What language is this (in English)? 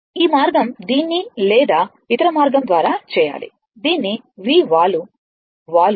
Telugu